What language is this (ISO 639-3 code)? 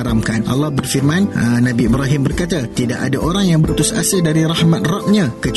msa